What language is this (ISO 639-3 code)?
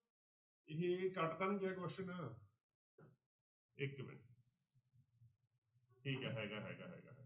pan